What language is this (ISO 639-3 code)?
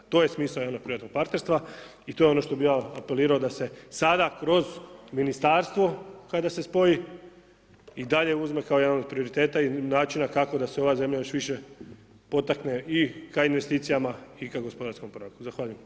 hrv